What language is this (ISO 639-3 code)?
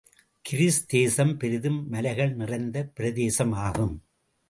tam